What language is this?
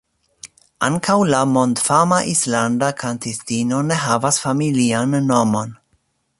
Esperanto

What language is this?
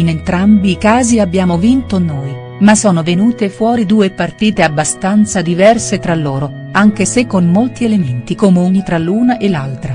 Italian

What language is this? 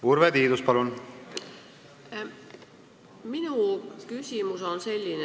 Estonian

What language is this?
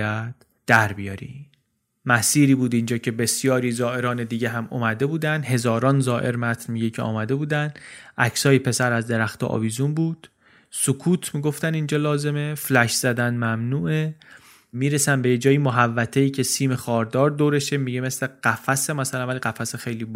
Persian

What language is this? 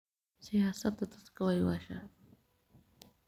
Somali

